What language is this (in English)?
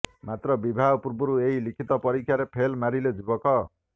Odia